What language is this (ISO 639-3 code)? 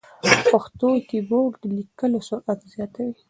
pus